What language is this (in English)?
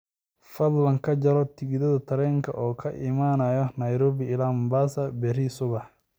Somali